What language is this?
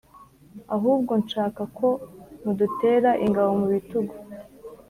Kinyarwanda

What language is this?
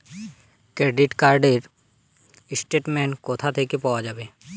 Bangla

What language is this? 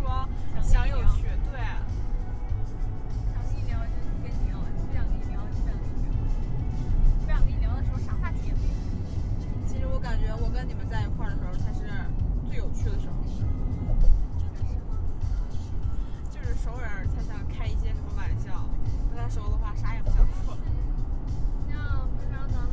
Chinese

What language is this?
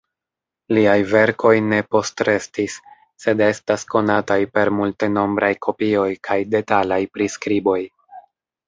Esperanto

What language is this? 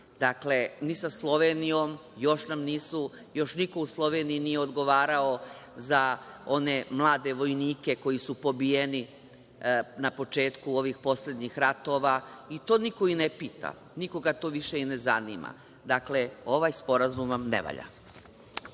Serbian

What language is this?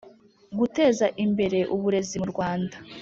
Kinyarwanda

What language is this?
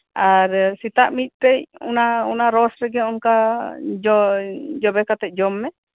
Santali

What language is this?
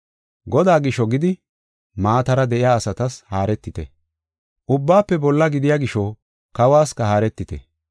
Gofa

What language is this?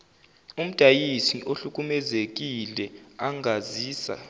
Zulu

